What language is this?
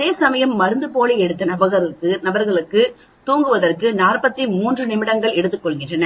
Tamil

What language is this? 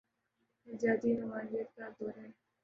Urdu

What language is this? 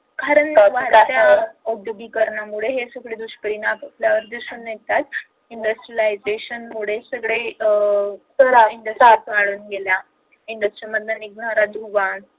Marathi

